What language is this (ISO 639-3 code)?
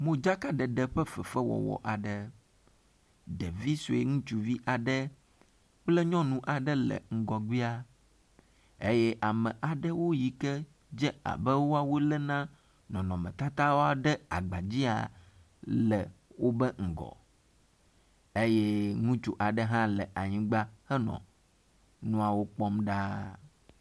ewe